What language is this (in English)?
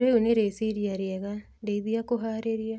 Kikuyu